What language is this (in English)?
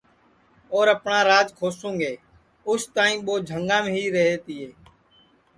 Sansi